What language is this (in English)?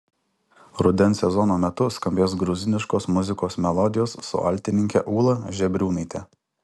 Lithuanian